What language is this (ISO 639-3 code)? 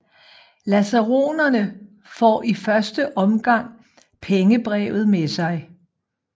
dan